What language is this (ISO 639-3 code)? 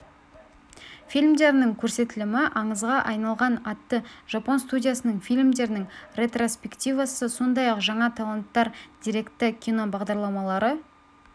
kaz